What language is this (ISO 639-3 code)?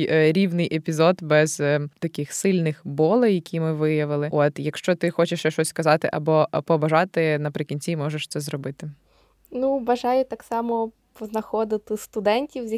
ukr